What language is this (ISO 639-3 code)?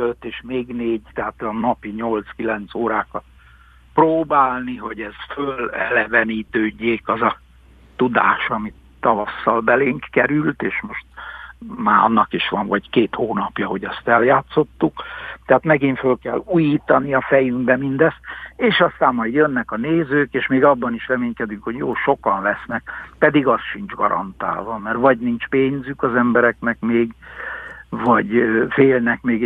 hun